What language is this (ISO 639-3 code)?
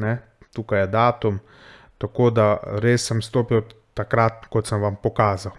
slv